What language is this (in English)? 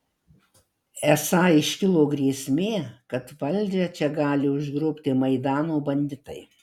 Lithuanian